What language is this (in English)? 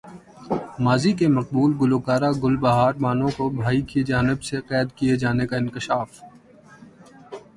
Urdu